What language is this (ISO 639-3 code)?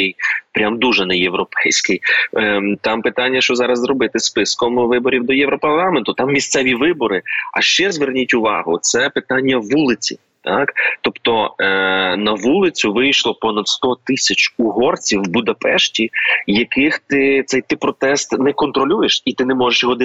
ukr